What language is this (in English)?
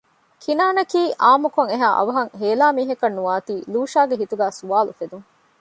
Divehi